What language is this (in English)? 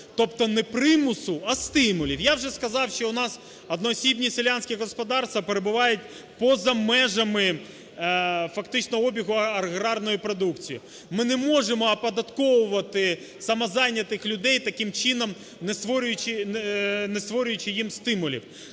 Ukrainian